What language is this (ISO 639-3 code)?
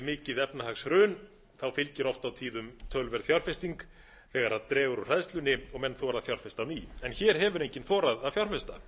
isl